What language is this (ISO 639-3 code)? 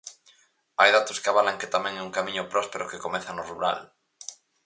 glg